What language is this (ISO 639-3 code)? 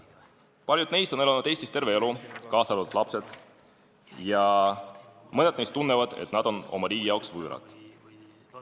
est